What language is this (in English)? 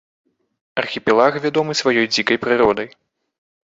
Belarusian